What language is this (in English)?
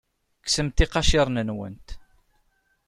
Kabyle